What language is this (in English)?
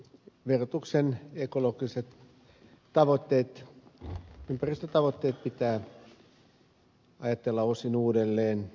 Finnish